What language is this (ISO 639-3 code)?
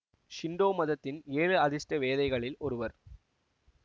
tam